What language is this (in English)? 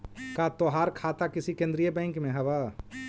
Magahi